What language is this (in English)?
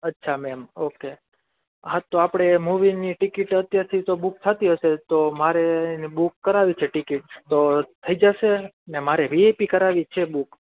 Gujarati